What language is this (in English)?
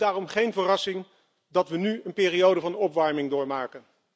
Dutch